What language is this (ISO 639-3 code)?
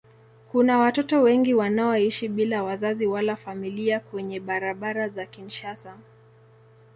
swa